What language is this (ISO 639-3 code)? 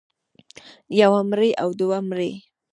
pus